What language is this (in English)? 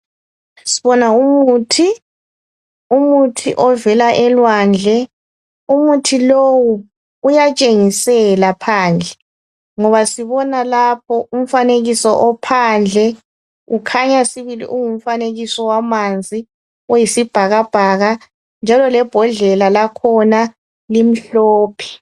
North Ndebele